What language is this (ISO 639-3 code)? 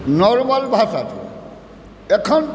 mai